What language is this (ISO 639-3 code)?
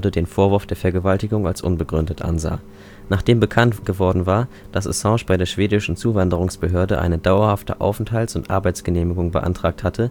deu